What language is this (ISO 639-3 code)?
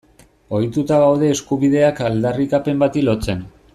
eus